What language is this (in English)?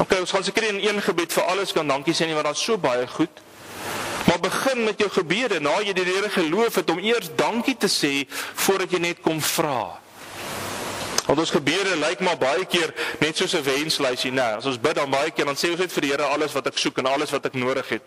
Dutch